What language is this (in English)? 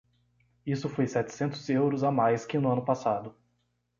Portuguese